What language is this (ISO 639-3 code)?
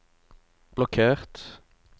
nor